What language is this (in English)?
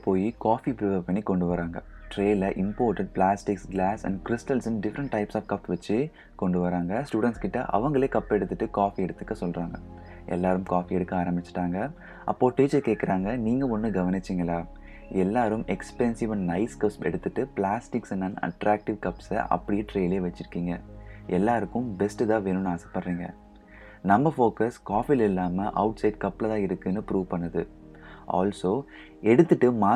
Tamil